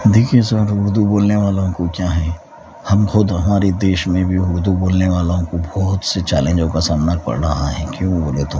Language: Urdu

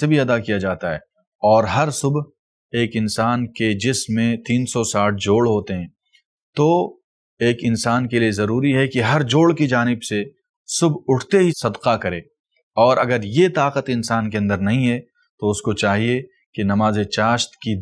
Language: Arabic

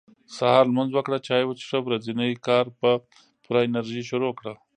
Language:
Pashto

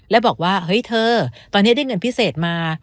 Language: Thai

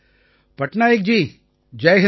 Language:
Tamil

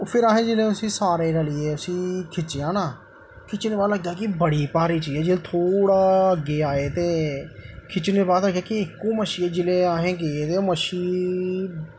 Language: Dogri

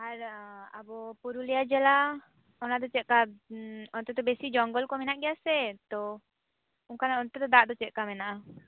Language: Santali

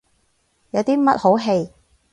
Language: Cantonese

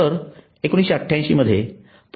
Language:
Marathi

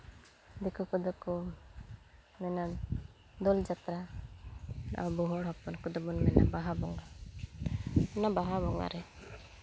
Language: Santali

